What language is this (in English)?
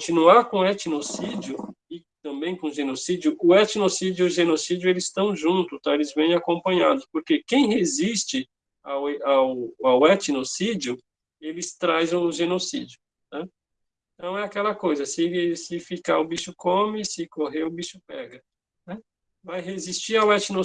Portuguese